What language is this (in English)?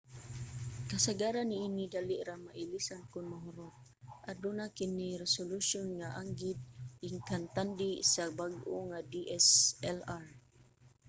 Cebuano